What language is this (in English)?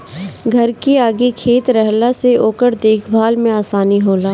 Bhojpuri